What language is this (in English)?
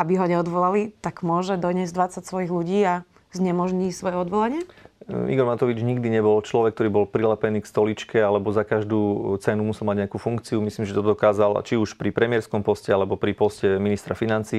Slovak